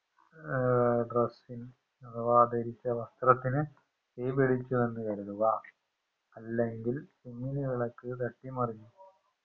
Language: Malayalam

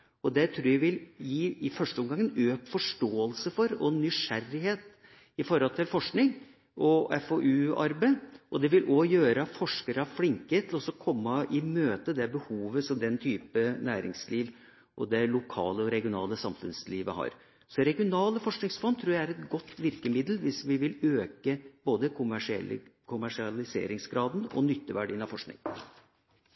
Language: Norwegian Bokmål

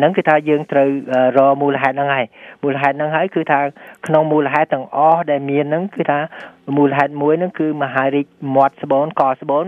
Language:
Vietnamese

